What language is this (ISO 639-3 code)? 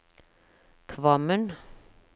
nor